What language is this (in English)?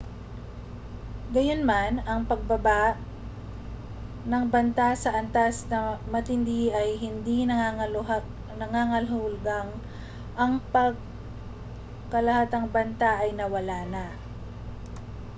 Filipino